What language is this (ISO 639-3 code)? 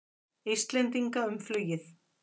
isl